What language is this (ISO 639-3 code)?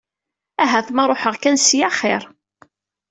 kab